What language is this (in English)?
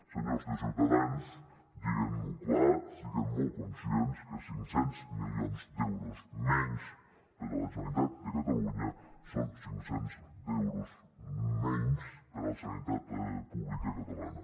Catalan